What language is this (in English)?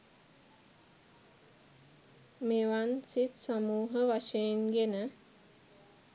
Sinhala